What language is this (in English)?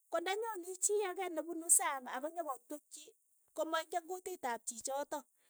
Keiyo